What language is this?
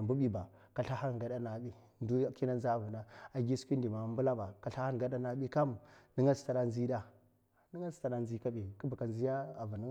Mafa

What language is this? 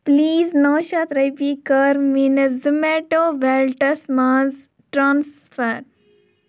Kashmiri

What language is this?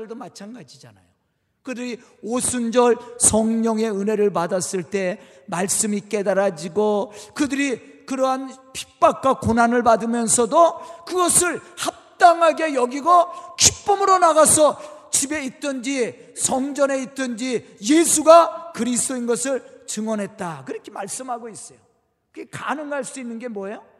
Korean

